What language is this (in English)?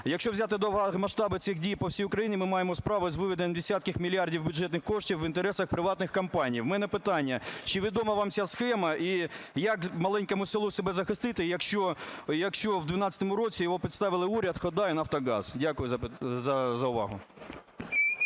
Ukrainian